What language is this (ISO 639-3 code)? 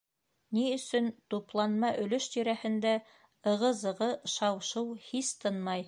bak